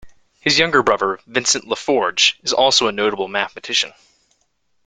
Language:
English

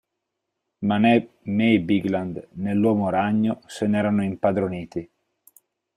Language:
Italian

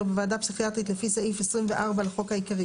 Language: Hebrew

